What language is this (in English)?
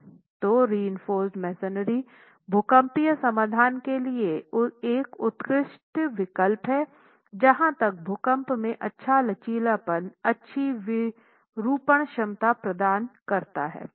Hindi